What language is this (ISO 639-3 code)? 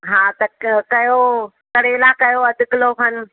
snd